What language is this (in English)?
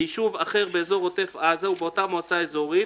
Hebrew